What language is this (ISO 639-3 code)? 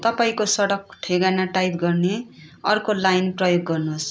nep